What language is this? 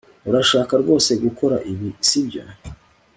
Kinyarwanda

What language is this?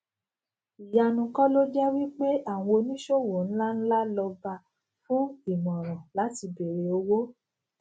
Yoruba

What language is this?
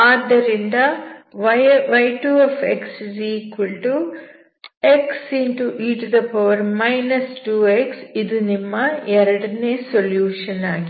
Kannada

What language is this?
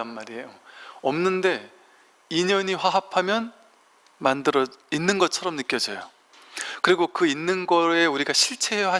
Korean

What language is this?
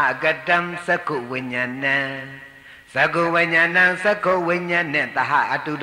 Thai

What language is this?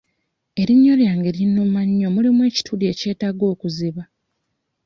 Ganda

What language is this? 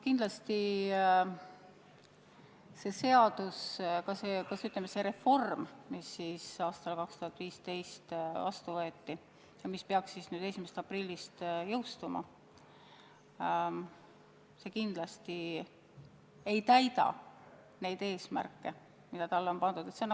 Estonian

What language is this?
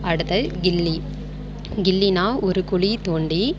Tamil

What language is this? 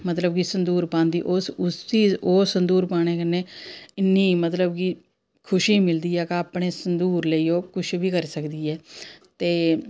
Dogri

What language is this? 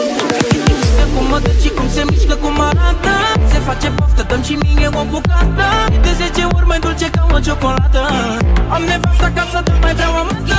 Romanian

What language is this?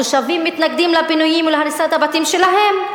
Hebrew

